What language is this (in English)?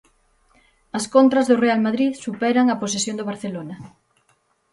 Galician